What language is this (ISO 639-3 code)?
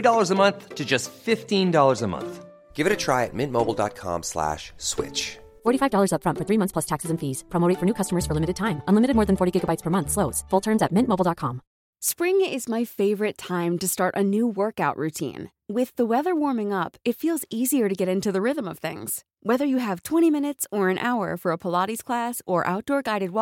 fil